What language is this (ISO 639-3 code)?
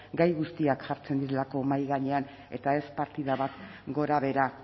eus